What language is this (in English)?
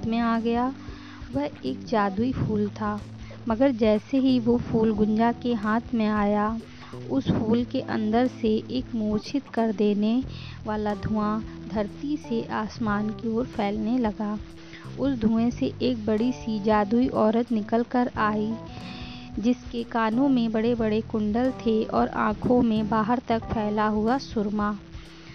Hindi